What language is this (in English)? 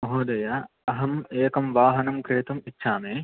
Sanskrit